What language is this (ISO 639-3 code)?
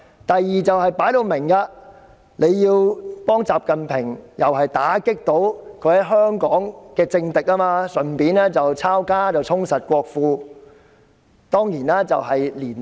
yue